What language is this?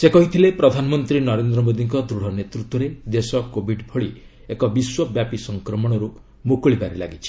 Odia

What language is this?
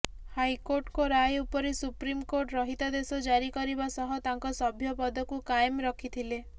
Odia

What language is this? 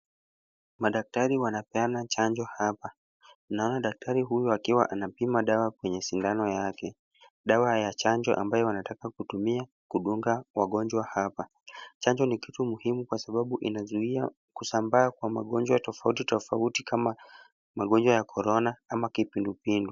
Swahili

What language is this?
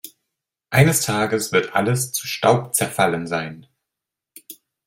German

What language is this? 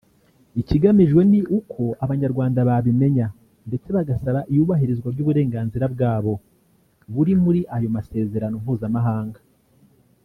Kinyarwanda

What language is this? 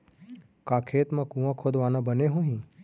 Chhattisgarhi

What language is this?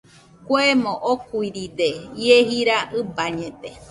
Nüpode Huitoto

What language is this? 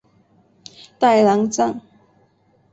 Chinese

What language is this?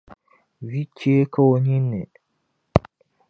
Dagbani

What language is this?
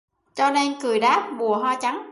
Vietnamese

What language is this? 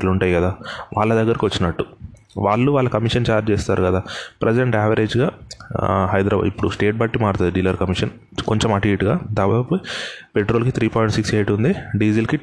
Telugu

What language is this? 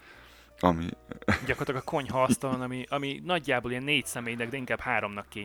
Hungarian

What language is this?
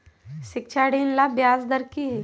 Magahi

